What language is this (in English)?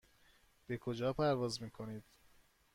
Persian